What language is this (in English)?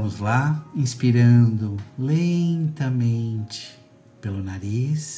Portuguese